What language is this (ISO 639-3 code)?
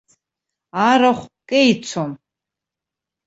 abk